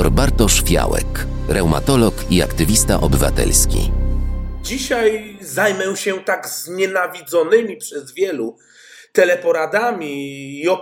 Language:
Polish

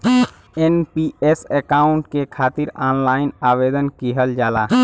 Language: Bhojpuri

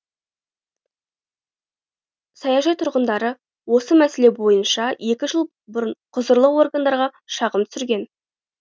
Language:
Kazakh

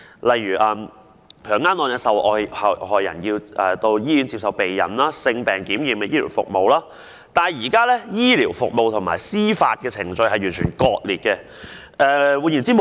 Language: Cantonese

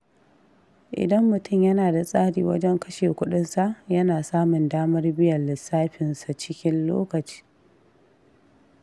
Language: Hausa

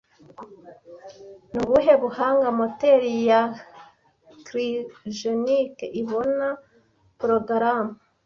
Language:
Kinyarwanda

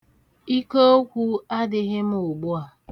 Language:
Igbo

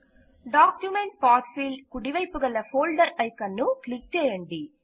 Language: Telugu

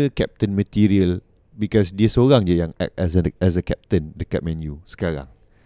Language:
Malay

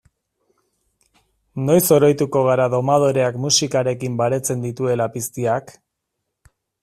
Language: Basque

